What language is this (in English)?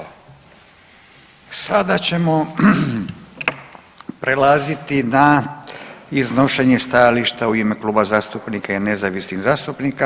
Croatian